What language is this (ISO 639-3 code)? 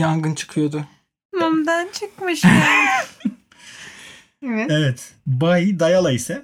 tur